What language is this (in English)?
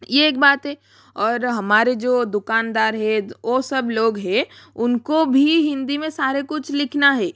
Hindi